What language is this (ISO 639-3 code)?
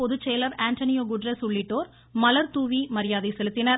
tam